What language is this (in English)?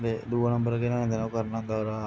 Dogri